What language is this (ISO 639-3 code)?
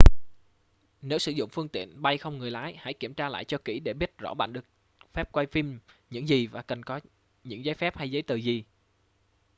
vie